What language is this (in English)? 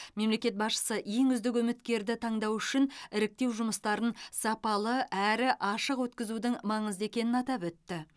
Kazakh